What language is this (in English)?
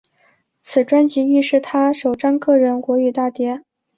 Chinese